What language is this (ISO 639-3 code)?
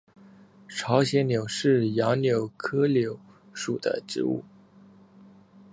zho